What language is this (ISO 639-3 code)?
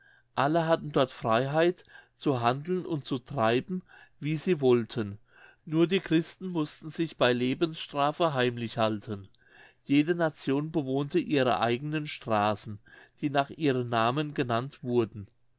deu